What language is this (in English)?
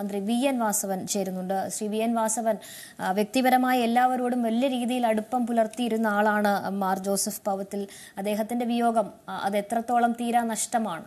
Romanian